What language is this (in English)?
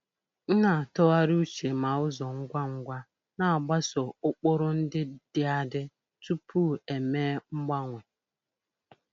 Igbo